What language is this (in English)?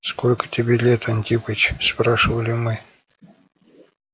Russian